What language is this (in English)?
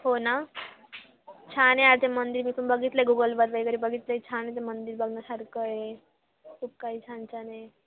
Marathi